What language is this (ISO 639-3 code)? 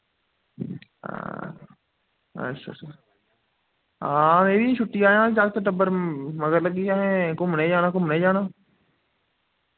doi